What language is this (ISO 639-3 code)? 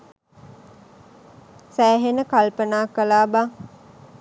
sin